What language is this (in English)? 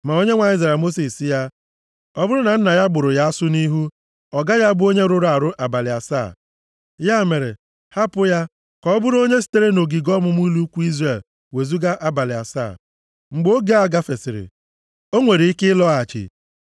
Igbo